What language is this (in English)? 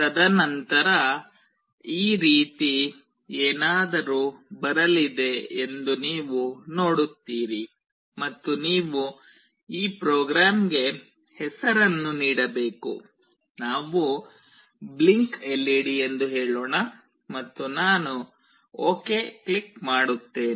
Kannada